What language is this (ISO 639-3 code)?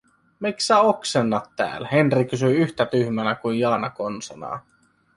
fin